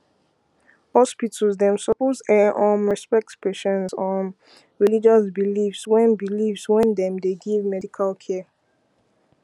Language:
Nigerian Pidgin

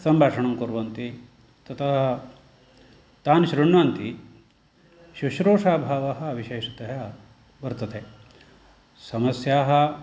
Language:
Sanskrit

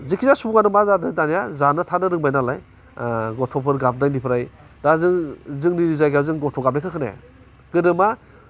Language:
Bodo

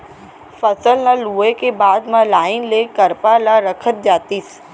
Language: Chhattisgarhi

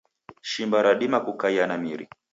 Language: Taita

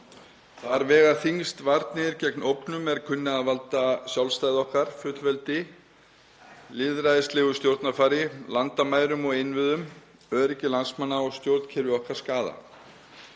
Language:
Icelandic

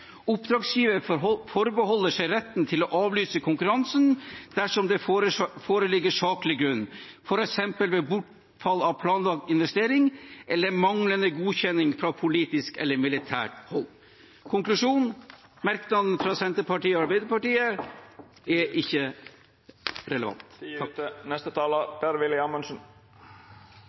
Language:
Norwegian Bokmål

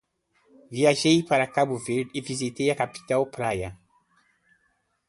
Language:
Portuguese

